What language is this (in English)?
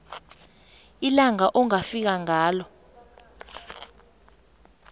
South Ndebele